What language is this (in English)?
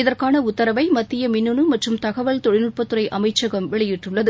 Tamil